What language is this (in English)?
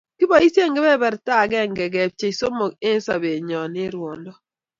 Kalenjin